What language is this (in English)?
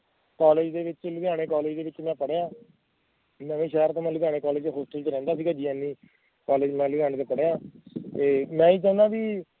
Punjabi